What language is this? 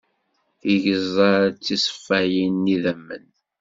Kabyle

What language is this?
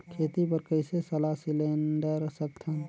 Chhattisgarhi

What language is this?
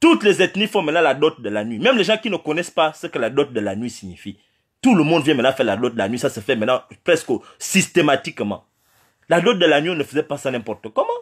French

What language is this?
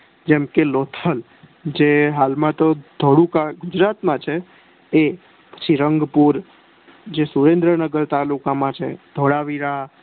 Gujarati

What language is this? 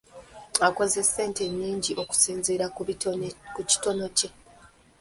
Ganda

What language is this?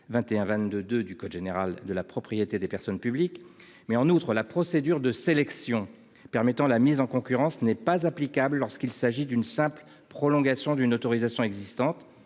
French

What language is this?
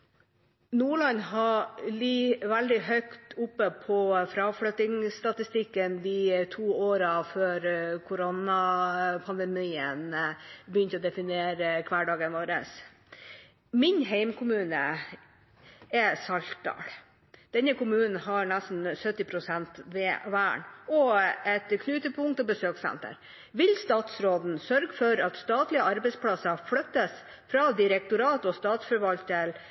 Norwegian Bokmål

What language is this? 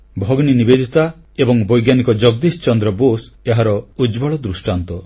Odia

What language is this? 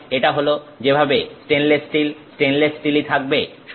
Bangla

